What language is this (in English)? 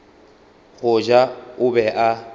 Northern Sotho